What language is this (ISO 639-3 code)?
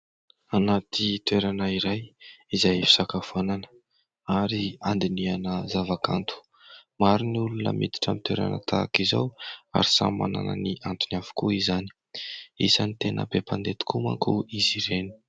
mlg